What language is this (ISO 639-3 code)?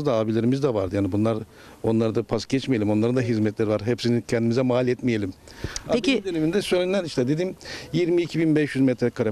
tur